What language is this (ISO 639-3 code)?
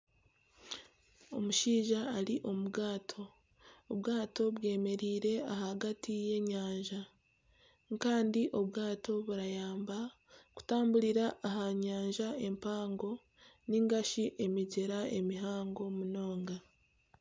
nyn